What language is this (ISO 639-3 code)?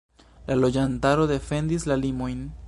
epo